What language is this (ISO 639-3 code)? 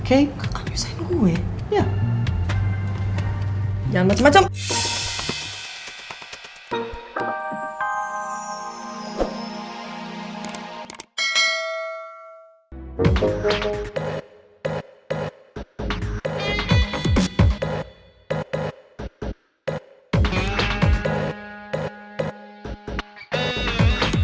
ind